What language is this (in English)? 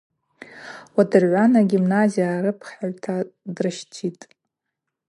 Abaza